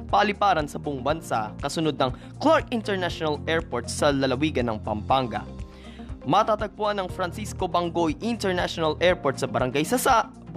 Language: Filipino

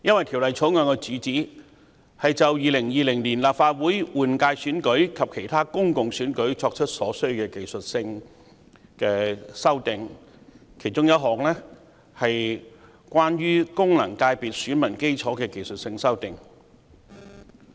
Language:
Cantonese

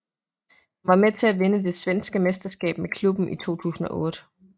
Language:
Danish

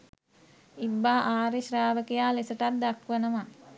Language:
Sinhala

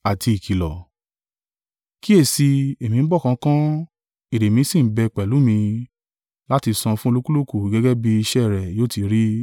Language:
Yoruba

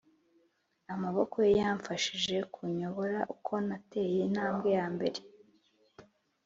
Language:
Kinyarwanda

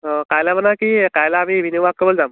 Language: Assamese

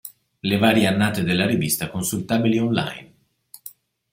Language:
Italian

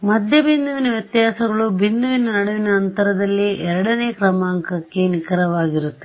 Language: Kannada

